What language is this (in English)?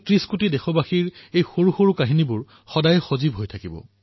Assamese